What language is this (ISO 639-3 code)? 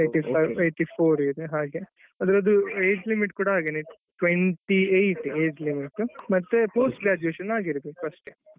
kan